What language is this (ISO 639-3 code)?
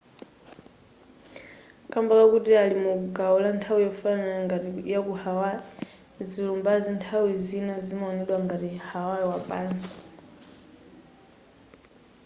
nya